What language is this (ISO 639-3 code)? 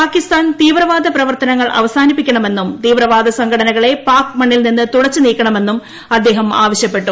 mal